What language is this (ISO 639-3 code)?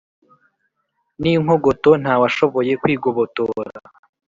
kin